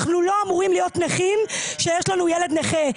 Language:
Hebrew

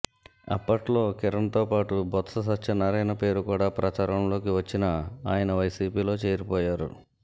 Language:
Telugu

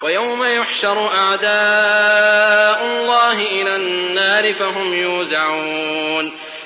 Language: Arabic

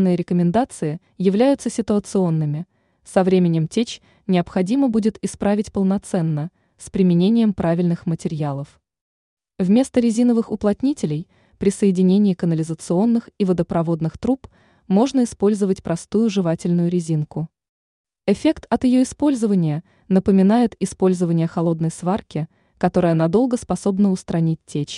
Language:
Russian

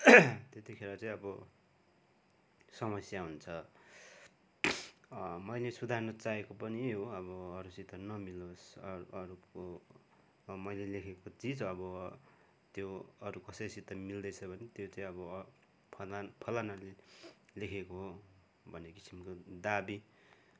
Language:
Nepali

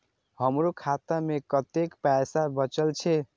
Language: Maithili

